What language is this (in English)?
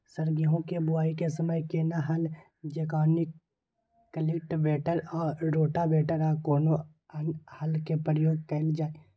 Maithili